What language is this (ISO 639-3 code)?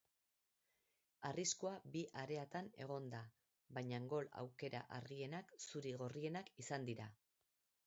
eus